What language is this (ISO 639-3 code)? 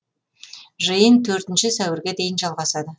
kaz